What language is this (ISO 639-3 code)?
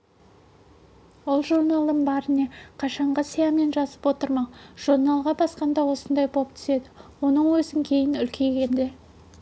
kaz